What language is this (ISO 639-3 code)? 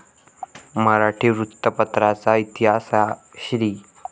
mar